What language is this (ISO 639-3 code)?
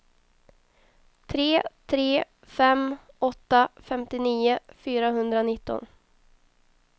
swe